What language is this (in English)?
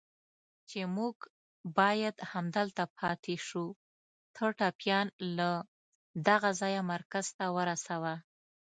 Pashto